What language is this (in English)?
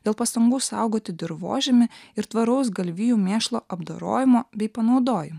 Lithuanian